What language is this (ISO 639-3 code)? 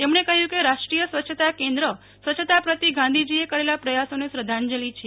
guj